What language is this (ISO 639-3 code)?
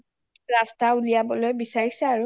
asm